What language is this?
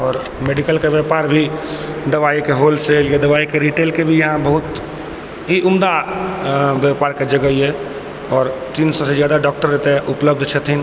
Maithili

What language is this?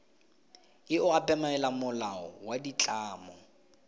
Tswana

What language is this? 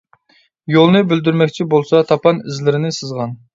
Uyghur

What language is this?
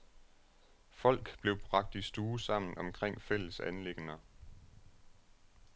Danish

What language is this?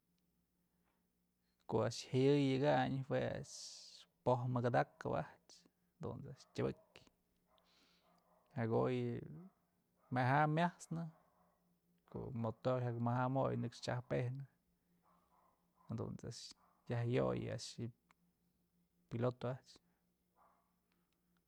Mazatlán Mixe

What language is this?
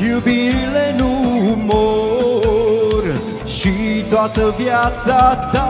Romanian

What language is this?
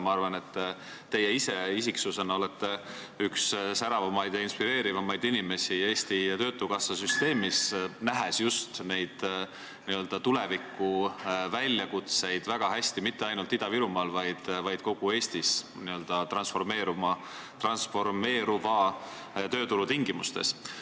Estonian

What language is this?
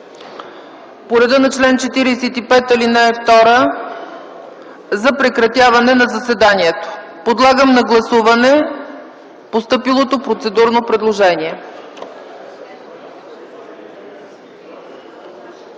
Bulgarian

